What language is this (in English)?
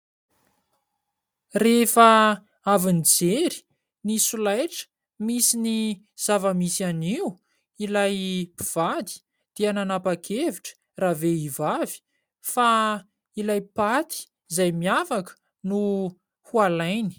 Malagasy